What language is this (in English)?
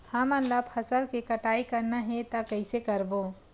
Chhattisgarhi